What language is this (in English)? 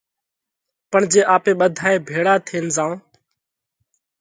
Parkari Koli